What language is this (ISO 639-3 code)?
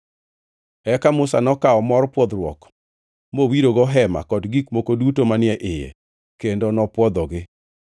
luo